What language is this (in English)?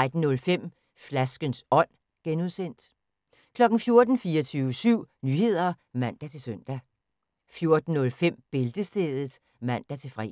Danish